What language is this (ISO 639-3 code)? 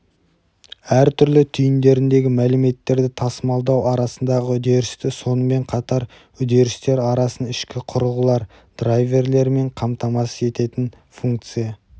kaz